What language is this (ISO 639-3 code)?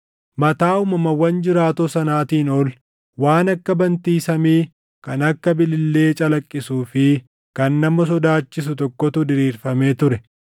orm